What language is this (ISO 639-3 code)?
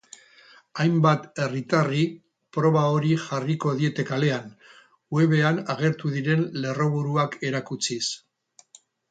eus